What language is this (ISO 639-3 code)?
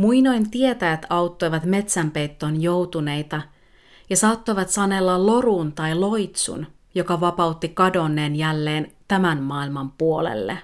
fin